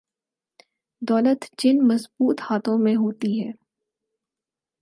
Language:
Urdu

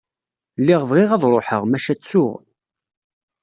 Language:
Kabyle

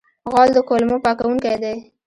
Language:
Pashto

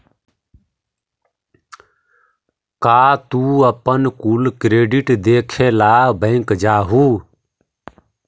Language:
Magahi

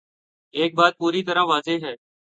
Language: Urdu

